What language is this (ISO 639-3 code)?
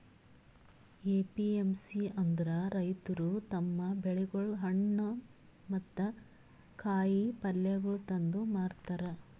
kan